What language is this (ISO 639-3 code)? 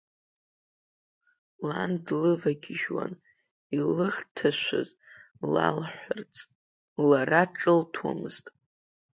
abk